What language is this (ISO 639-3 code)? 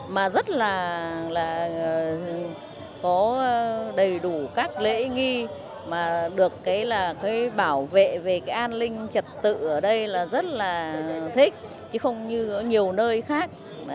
vie